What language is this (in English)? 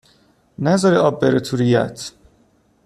Persian